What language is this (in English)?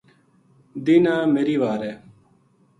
Gujari